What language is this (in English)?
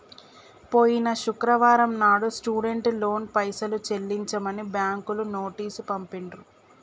Telugu